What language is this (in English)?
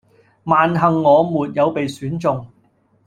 Cantonese